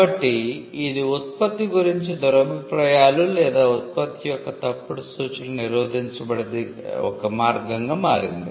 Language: Telugu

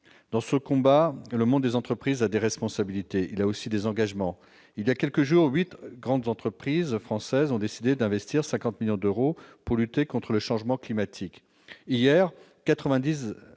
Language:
French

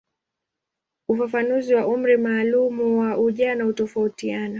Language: Swahili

